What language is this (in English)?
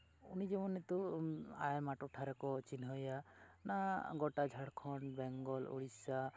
Santali